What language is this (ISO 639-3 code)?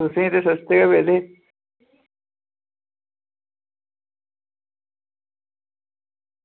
doi